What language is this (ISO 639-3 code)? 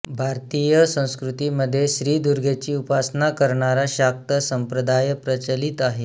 mar